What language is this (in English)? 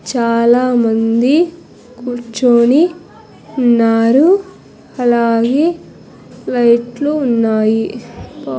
Telugu